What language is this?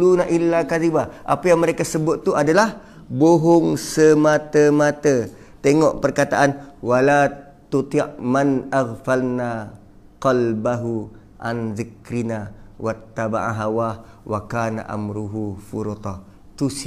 Malay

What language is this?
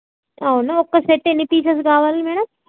Telugu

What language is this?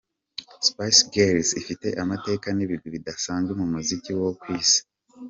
Kinyarwanda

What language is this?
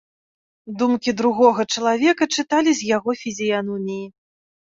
Belarusian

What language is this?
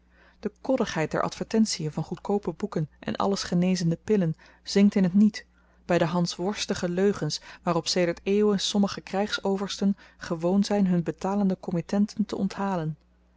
Dutch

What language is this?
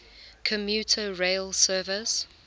English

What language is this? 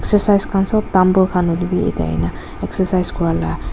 Naga Pidgin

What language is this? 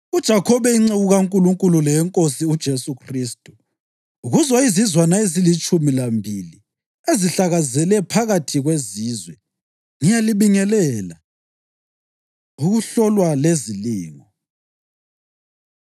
North Ndebele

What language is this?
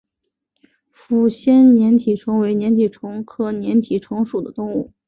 Chinese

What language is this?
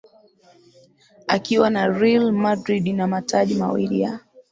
Swahili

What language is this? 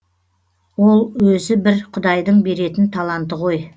Kazakh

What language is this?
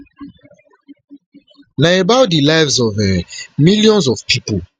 Nigerian Pidgin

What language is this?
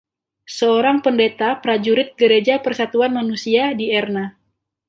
Indonesian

